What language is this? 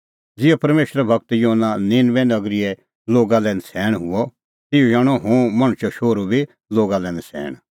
Kullu Pahari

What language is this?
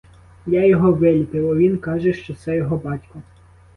Ukrainian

